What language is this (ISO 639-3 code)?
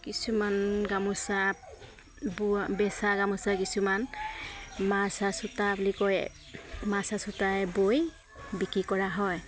asm